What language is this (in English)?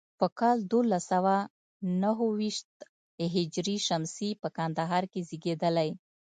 Pashto